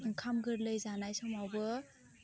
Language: Bodo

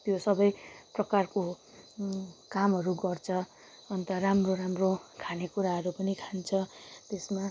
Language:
Nepali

